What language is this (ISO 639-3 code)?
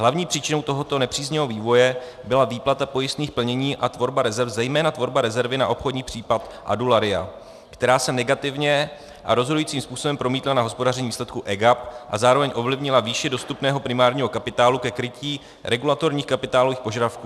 ces